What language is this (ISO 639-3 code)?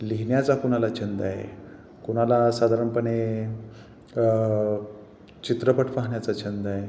mar